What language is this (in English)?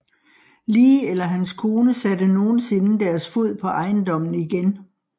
Danish